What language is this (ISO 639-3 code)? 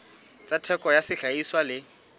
sot